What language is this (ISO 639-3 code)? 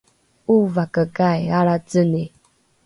dru